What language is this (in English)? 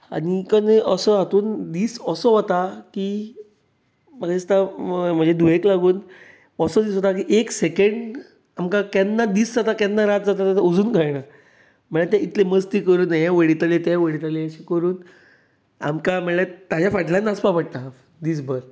Konkani